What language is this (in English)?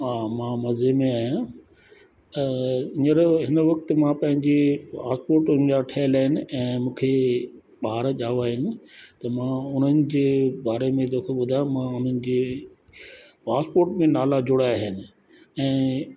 Sindhi